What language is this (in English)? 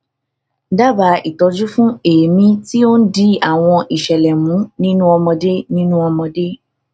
Yoruba